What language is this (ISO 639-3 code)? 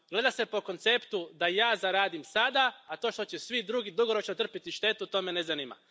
hrv